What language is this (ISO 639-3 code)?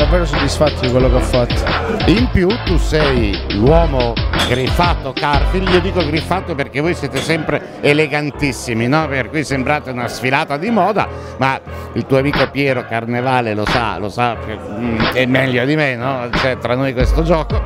ita